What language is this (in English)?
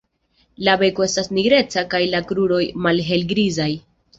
Esperanto